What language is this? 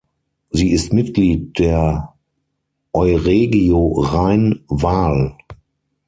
German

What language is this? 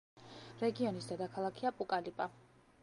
Georgian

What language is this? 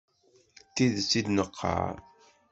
Kabyle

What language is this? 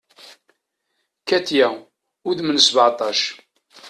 Kabyle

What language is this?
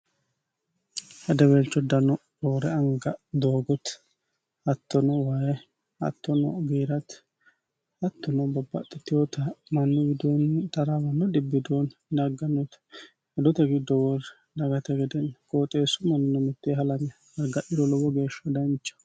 Sidamo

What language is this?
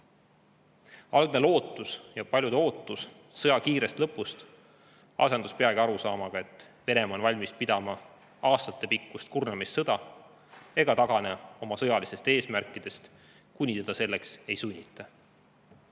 Estonian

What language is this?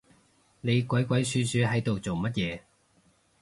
Cantonese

